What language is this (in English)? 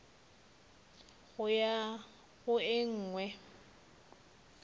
Northern Sotho